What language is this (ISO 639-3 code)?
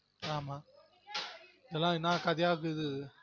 tam